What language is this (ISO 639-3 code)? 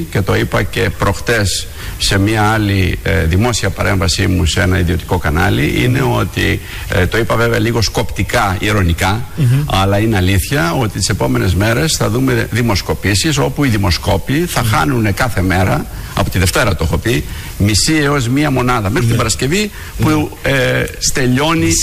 ell